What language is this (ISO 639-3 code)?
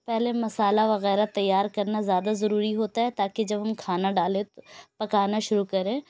urd